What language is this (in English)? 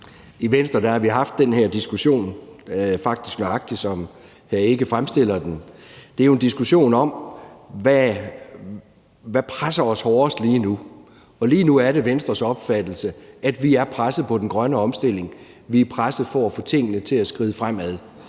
Danish